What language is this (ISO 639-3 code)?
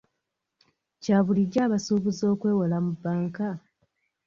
lug